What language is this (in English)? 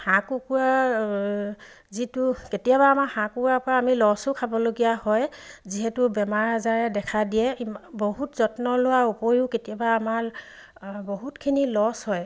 Assamese